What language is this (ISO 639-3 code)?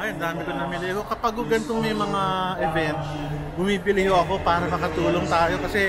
fil